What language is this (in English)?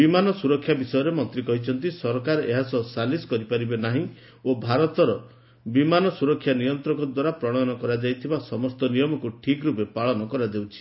Odia